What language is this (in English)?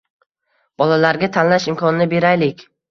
Uzbek